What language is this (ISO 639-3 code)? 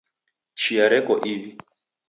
dav